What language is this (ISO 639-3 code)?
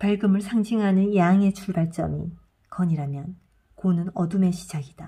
kor